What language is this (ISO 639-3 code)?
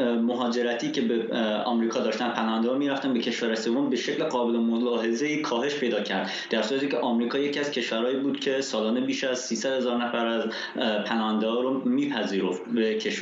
fas